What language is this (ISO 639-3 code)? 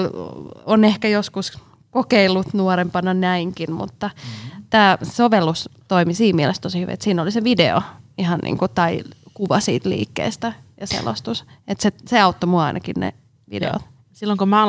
fin